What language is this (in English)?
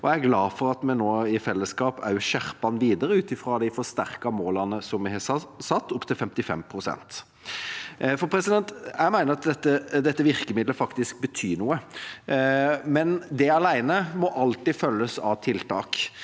Norwegian